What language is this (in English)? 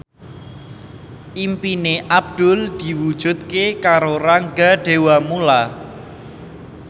Javanese